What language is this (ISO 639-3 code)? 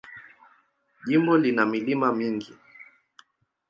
swa